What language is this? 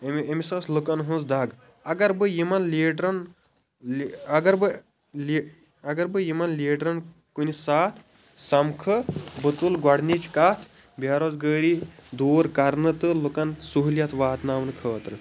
Kashmiri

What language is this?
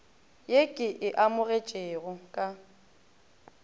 Northern Sotho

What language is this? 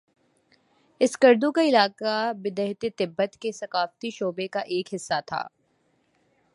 Urdu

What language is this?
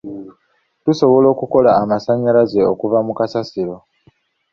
Ganda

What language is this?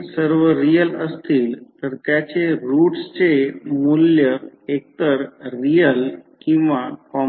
Marathi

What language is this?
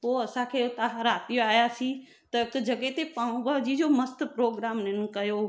Sindhi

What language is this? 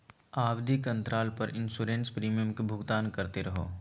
Magahi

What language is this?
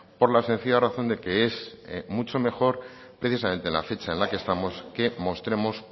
Spanish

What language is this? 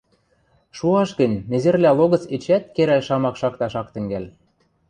Western Mari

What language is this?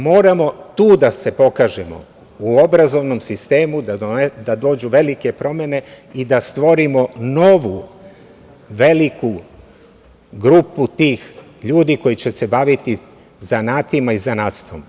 Serbian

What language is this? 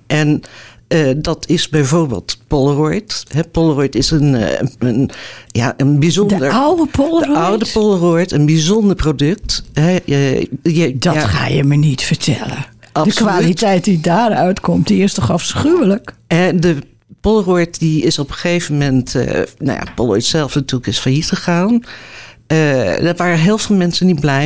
Dutch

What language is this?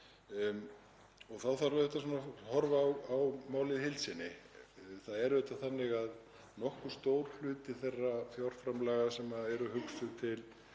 Icelandic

